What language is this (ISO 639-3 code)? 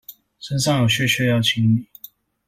zho